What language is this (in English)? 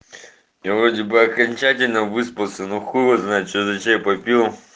Russian